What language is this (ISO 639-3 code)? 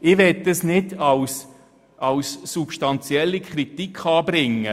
gsw